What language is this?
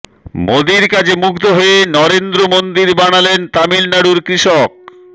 Bangla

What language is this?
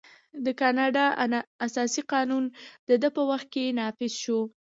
Pashto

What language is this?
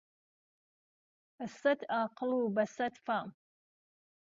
Central Kurdish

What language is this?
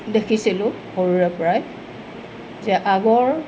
Assamese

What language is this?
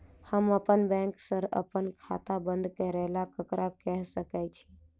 Maithili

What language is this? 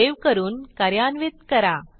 Marathi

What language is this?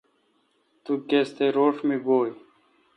Kalkoti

